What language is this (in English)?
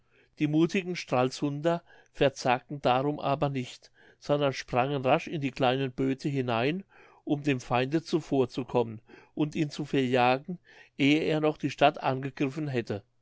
German